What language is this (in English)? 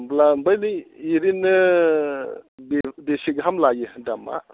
Bodo